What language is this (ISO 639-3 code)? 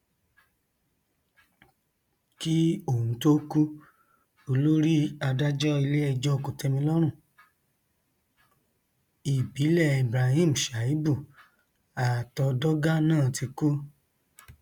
yor